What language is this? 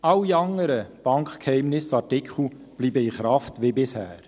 Swiss German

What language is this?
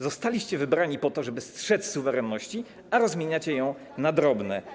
Polish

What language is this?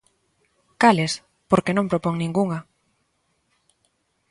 Galician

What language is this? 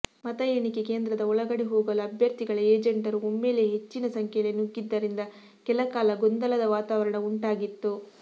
Kannada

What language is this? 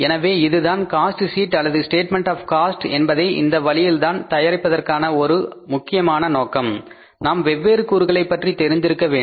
Tamil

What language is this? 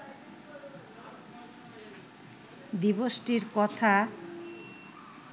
Bangla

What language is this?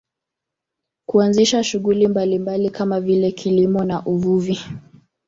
Swahili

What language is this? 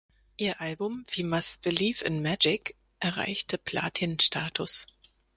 German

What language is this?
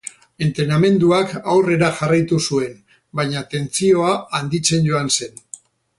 Basque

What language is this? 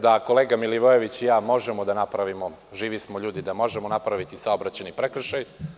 Serbian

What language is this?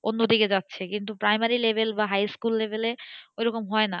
Bangla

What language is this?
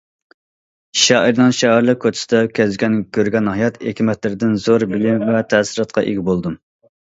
Uyghur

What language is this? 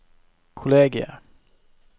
Norwegian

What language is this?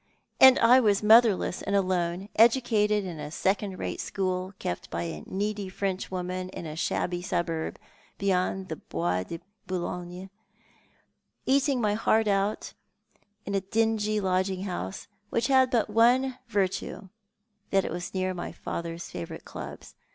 English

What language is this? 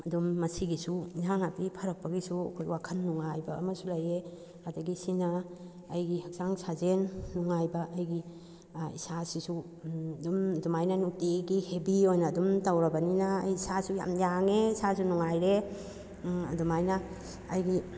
Manipuri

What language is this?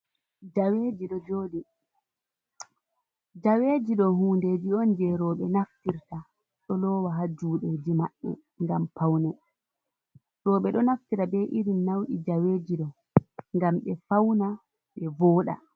Fula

